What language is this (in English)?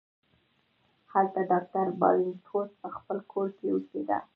Pashto